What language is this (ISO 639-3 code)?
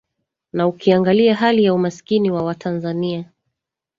swa